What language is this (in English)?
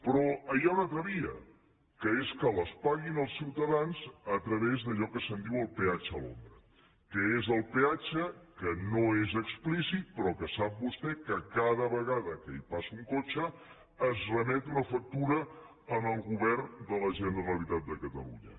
Catalan